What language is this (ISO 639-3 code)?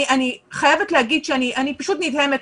heb